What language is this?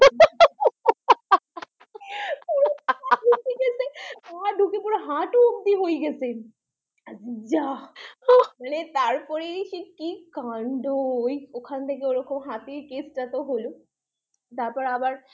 Bangla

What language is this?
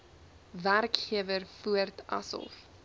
Afrikaans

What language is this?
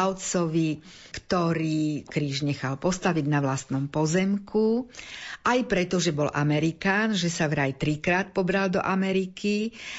Slovak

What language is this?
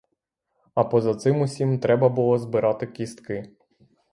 Ukrainian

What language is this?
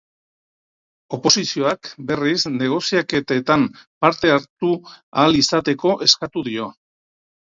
Basque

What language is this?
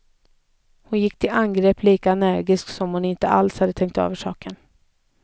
Swedish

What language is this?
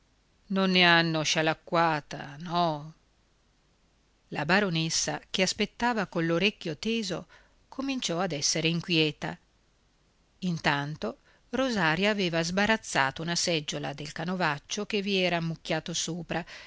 Italian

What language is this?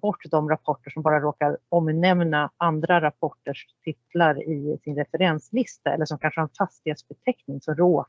Swedish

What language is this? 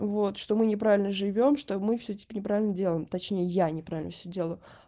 Russian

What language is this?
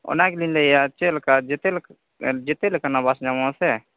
Santali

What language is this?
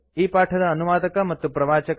Kannada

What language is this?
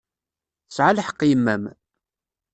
Kabyle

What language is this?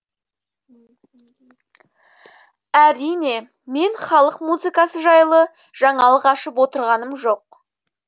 Kazakh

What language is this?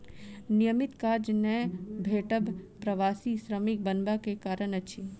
Maithili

